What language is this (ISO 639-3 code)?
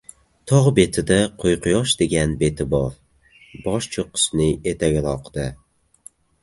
uzb